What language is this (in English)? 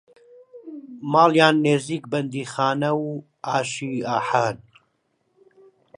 Central Kurdish